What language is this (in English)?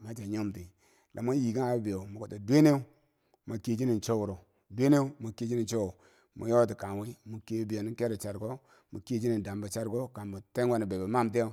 Bangwinji